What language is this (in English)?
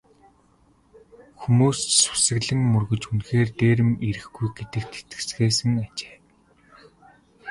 Mongolian